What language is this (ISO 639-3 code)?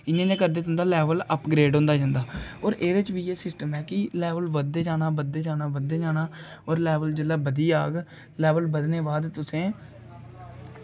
doi